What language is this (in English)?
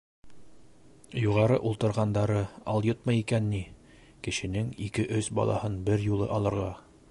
Bashkir